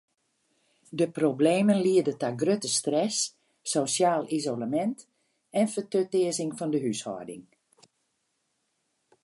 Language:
Western Frisian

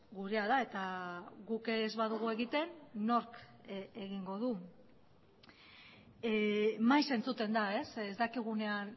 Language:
Basque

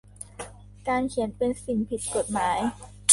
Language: Thai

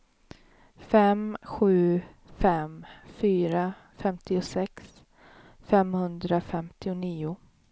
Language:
Swedish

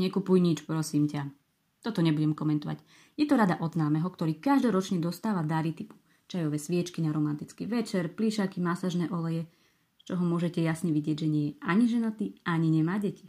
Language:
Slovak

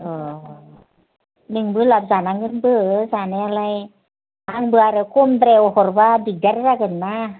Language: Bodo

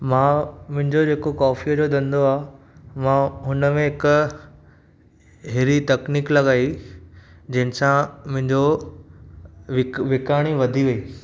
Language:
Sindhi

